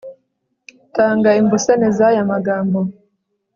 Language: Kinyarwanda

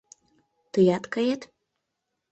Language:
Mari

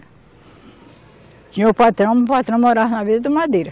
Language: Portuguese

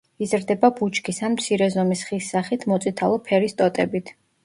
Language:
Georgian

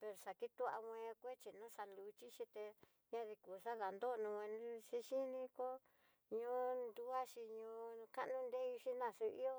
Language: Tidaá Mixtec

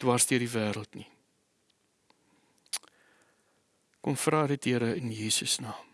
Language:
Dutch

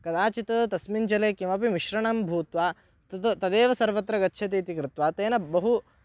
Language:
Sanskrit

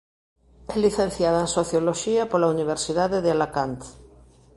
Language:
Galician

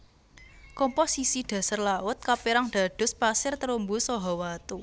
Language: Javanese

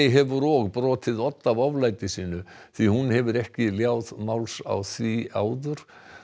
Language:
Icelandic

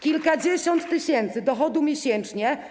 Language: Polish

